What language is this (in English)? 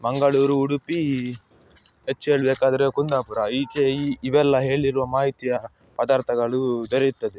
Kannada